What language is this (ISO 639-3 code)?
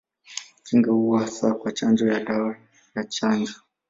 swa